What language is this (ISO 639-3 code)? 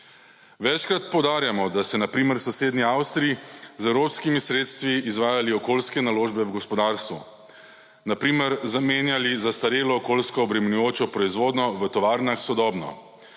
slv